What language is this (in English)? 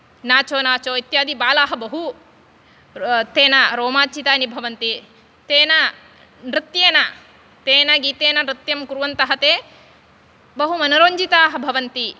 Sanskrit